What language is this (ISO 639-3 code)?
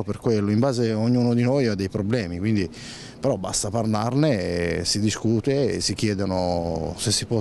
ita